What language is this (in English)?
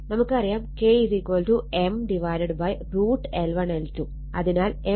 Malayalam